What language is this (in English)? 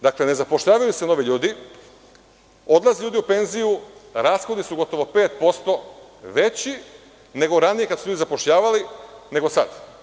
Serbian